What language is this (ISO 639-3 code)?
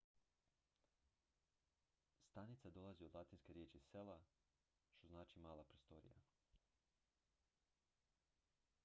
hrv